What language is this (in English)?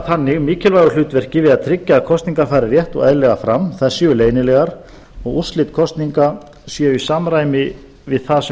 Icelandic